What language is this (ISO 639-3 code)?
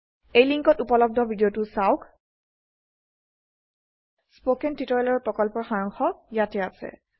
asm